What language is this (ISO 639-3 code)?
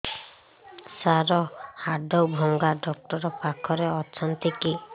ori